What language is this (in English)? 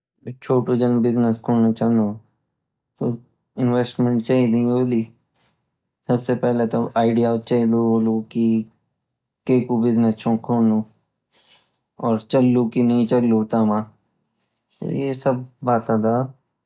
Garhwali